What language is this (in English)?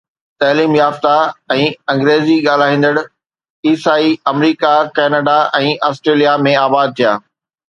Sindhi